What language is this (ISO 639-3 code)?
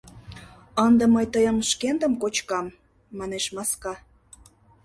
chm